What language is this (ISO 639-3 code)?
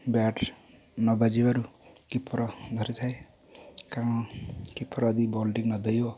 ori